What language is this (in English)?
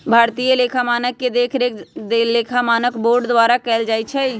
Magahi